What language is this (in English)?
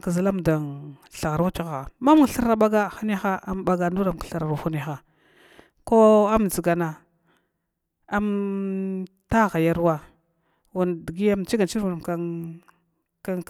Glavda